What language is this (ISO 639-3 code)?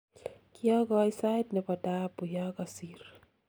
kln